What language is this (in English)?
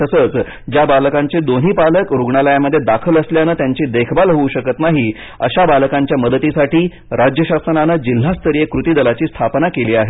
Marathi